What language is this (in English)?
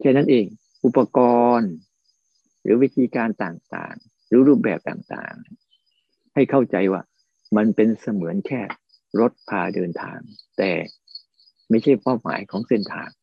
Thai